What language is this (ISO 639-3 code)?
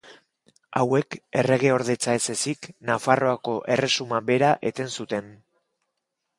eus